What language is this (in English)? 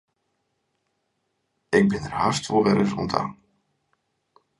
Western Frisian